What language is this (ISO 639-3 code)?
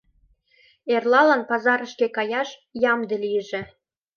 chm